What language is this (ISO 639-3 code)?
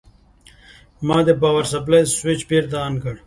pus